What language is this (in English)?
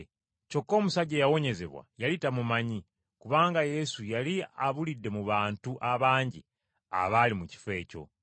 Ganda